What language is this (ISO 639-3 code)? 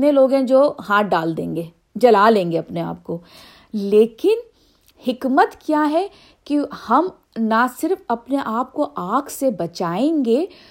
urd